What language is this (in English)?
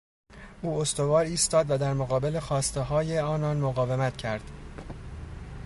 Persian